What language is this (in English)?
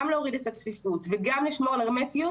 Hebrew